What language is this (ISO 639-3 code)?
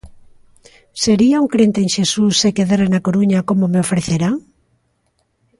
glg